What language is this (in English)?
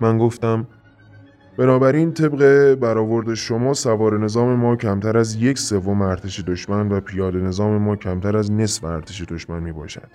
Persian